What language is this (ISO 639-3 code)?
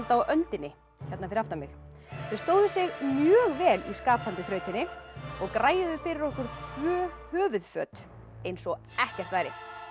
isl